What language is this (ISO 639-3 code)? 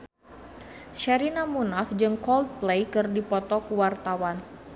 sun